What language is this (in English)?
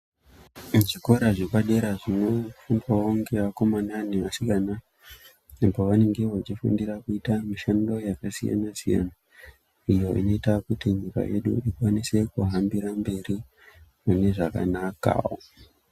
Ndau